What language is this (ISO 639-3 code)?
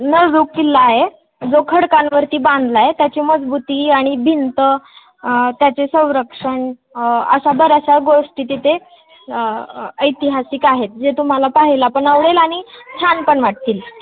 mar